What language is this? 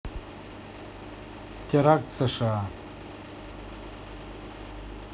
Russian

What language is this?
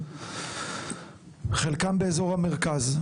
Hebrew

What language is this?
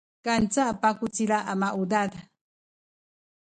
Sakizaya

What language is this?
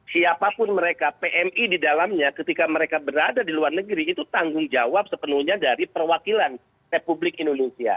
Indonesian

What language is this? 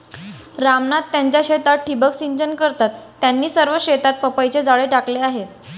Marathi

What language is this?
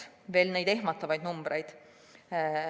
Estonian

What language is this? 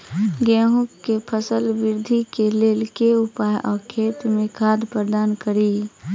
Maithili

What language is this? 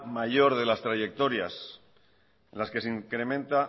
Spanish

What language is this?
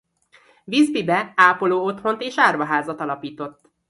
Hungarian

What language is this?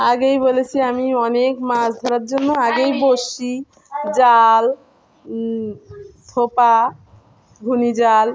Bangla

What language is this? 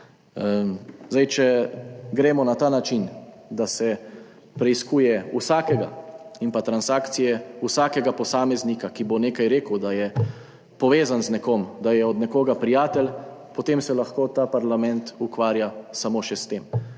Slovenian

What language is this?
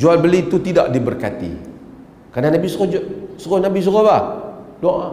Malay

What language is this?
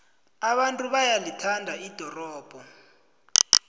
South Ndebele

